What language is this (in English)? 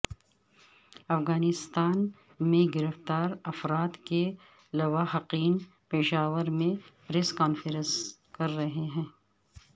Urdu